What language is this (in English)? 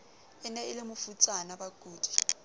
Southern Sotho